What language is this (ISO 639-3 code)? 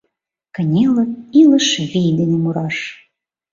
chm